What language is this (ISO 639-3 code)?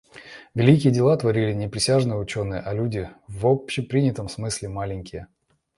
rus